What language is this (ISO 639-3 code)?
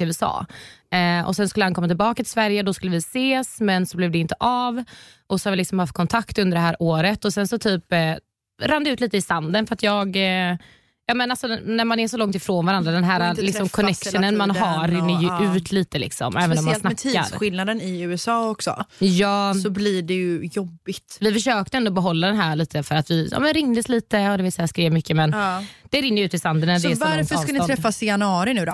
swe